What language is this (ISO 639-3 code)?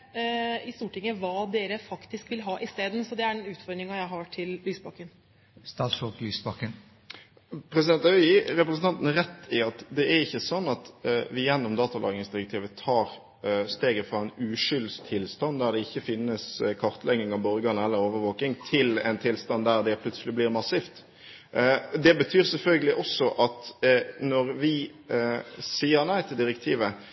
nob